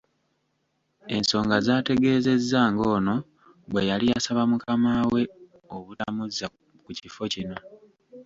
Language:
Ganda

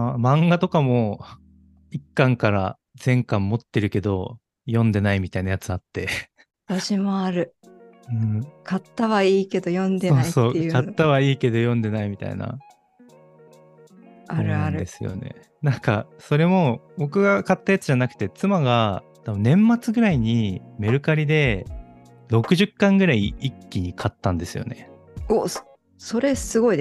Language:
Japanese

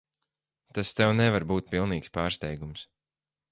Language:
Latvian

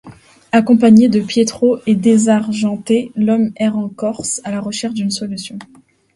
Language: French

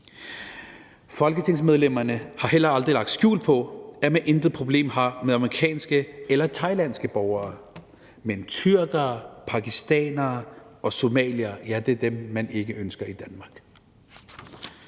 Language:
Danish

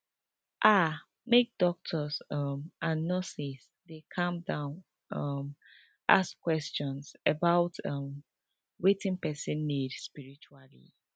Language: Nigerian Pidgin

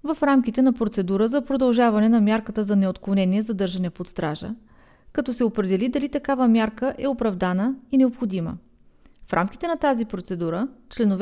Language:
Bulgarian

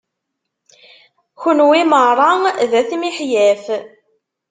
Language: Kabyle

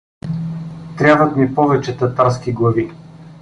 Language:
Bulgarian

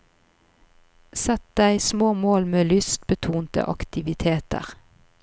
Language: Norwegian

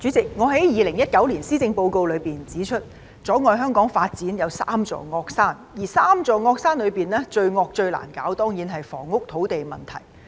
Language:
Cantonese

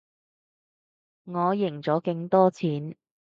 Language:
Cantonese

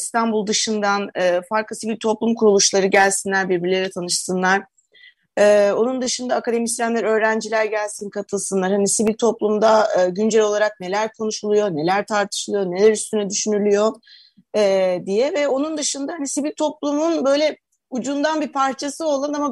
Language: Turkish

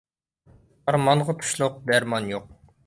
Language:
Uyghur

